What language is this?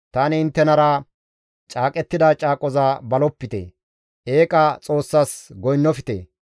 Gamo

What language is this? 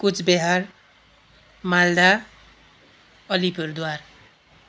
Nepali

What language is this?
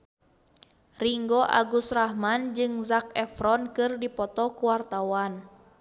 Sundanese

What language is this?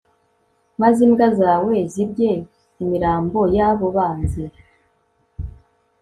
Kinyarwanda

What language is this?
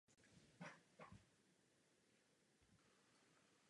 Czech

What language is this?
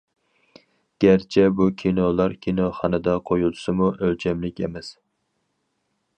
Uyghur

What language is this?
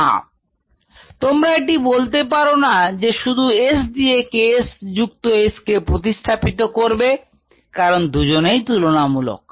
Bangla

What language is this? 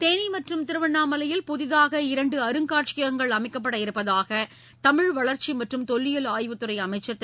Tamil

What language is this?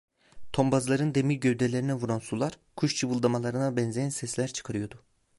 Turkish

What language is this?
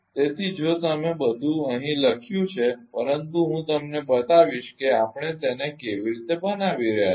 Gujarati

